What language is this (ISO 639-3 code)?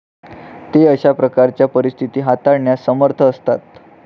mar